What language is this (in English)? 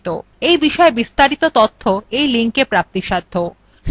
Bangla